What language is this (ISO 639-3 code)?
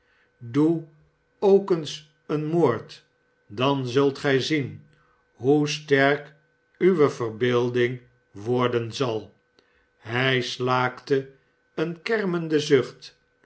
nld